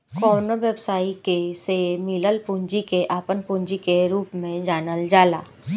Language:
Bhojpuri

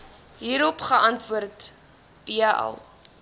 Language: Afrikaans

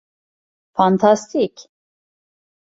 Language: Turkish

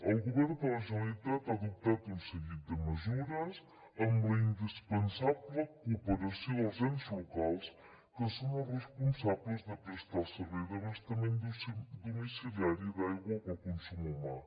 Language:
Catalan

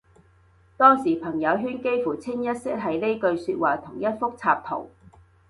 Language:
Cantonese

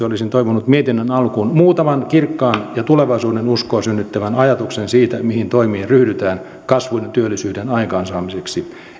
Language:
Finnish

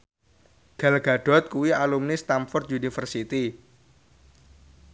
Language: Javanese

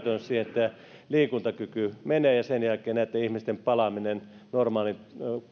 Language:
Finnish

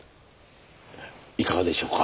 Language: Japanese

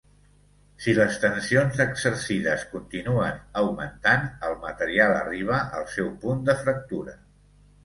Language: Catalan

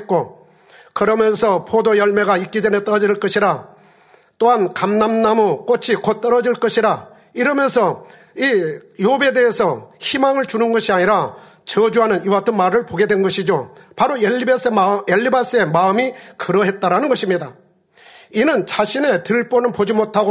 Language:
Korean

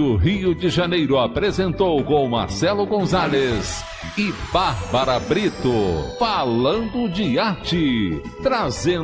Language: Portuguese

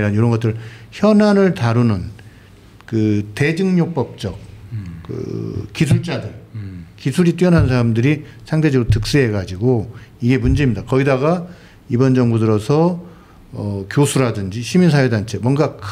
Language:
Korean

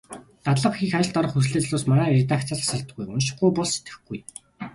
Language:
Mongolian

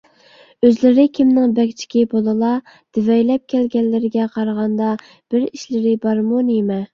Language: Uyghur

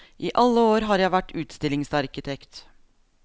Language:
Norwegian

